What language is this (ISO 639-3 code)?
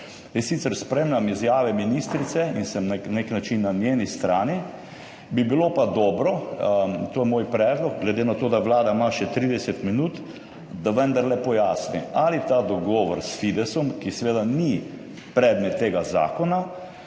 slv